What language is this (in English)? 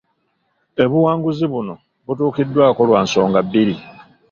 Ganda